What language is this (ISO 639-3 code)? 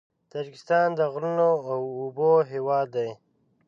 pus